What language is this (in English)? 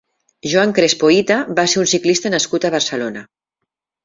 Catalan